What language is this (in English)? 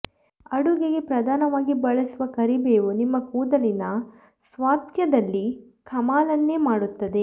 Kannada